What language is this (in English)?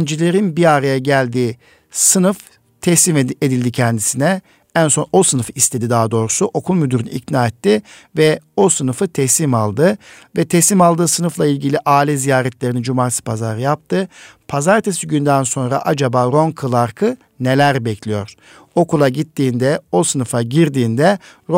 Turkish